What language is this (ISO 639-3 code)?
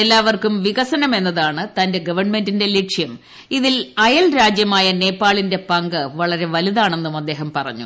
mal